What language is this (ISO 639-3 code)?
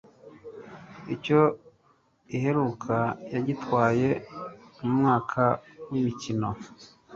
kin